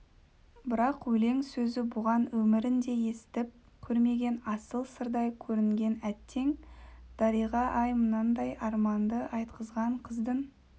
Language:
Kazakh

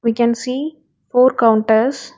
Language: English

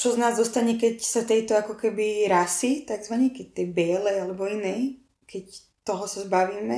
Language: Slovak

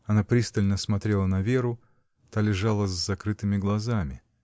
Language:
Russian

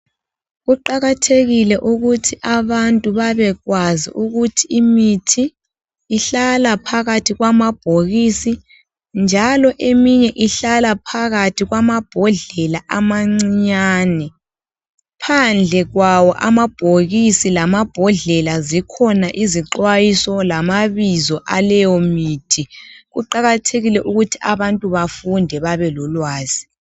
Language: North Ndebele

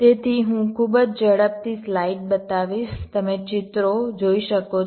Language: Gujarati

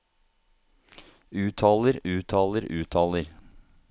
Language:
Norwegian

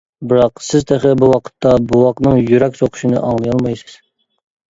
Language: Uyghur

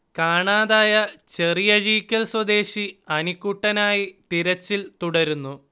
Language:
Malayalam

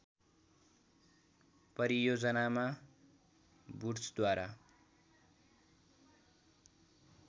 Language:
Nepali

